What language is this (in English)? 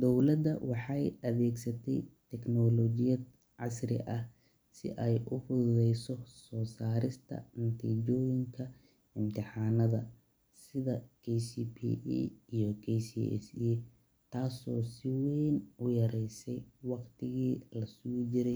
Somali